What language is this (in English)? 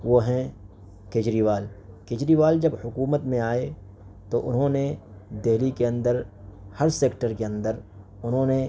Urdu